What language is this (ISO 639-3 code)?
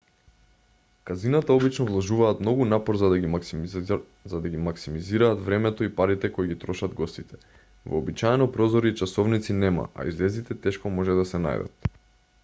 mkd